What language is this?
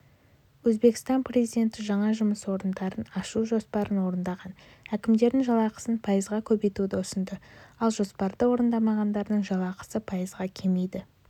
Kazakh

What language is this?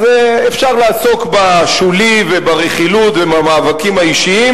Hebrew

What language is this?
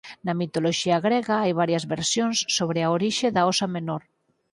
Galician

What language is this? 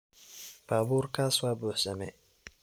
Somali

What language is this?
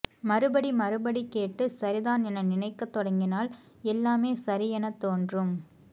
Tamil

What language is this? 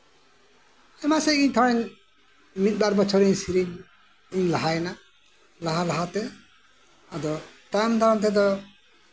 Santali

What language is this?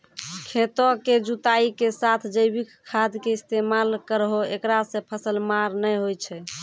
Maithili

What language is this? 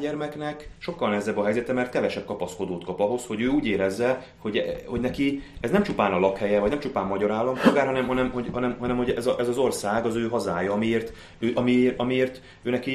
Hungarian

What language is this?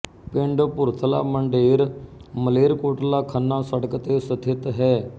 Punjabi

